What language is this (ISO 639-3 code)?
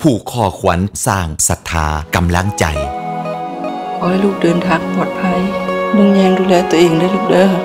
tha